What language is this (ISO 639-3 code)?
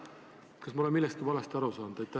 est